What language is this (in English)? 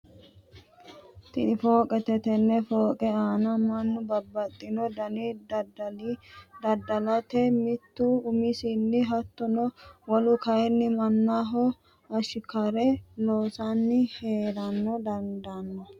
Sidamo